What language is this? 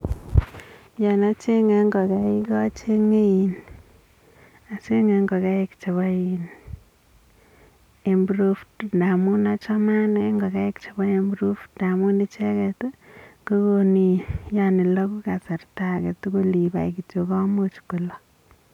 Kalenjin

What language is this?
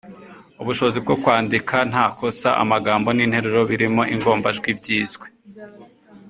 Kinyarwanda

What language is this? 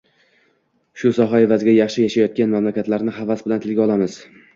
Uzbek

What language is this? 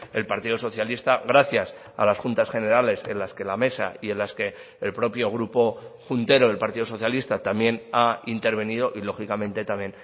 Spanish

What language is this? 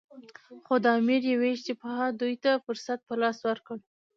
Pashto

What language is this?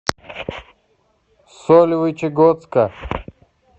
Russian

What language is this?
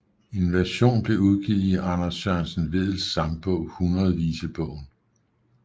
Danish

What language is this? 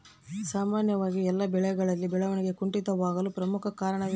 Kannada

